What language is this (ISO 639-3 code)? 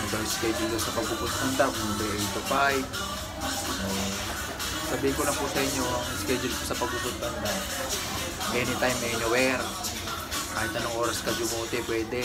fil